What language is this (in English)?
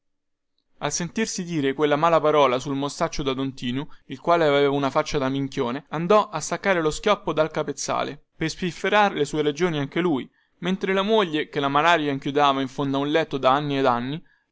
Italian